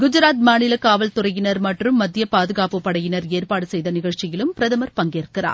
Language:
Tamil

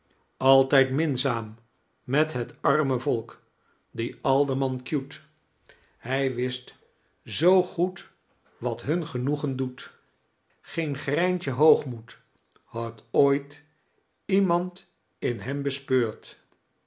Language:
Dutch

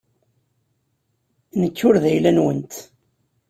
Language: Kabyle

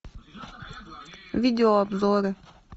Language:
Russian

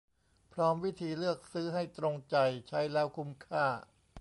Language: Thai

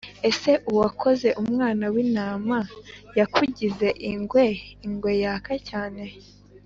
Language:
Kinyarwanda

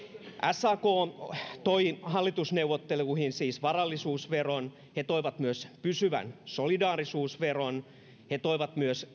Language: Finnish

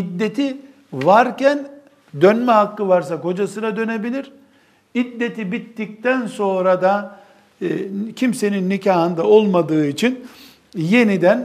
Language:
Turkish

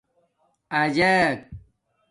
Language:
Domaaki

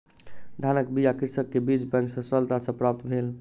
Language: Maithili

